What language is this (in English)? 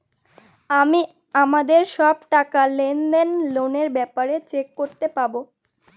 Bangla